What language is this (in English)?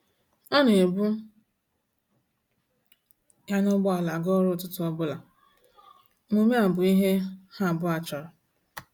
Igbo